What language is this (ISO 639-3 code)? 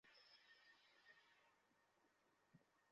ben